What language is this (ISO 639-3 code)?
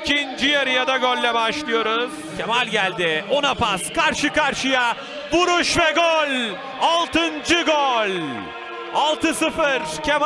tur